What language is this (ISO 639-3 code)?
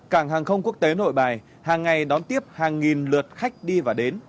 vie